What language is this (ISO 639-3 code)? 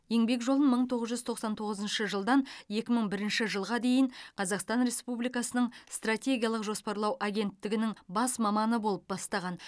kaz